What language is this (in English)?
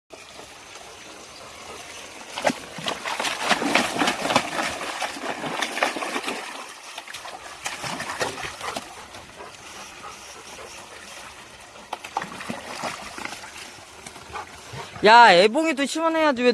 Korean